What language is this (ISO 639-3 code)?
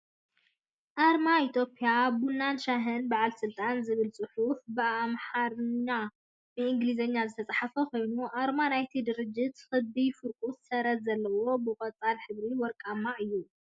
tir